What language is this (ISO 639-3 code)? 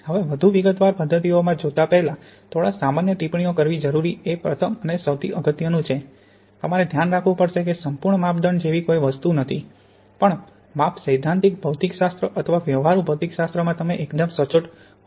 guj